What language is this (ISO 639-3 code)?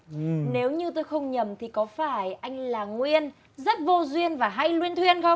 vie